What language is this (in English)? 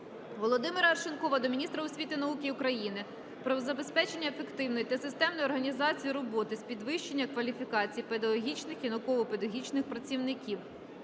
Ukrainian